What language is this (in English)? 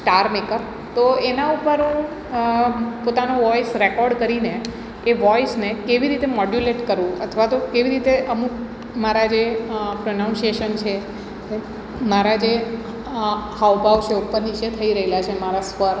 Gujarati